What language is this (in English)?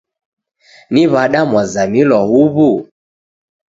Taita